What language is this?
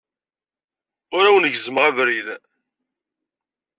Kabyle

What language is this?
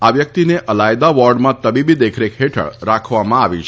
Gujarati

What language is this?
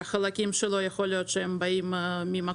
Hebrew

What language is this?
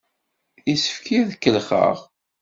Kabyle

